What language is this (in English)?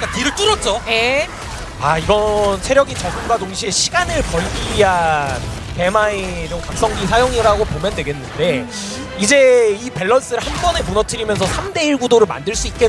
Korean